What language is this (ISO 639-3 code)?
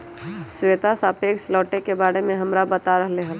mag